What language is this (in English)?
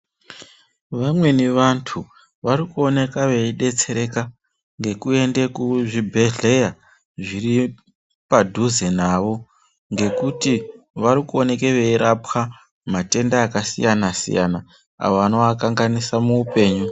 Ndau